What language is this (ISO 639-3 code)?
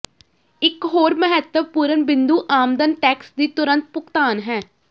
pan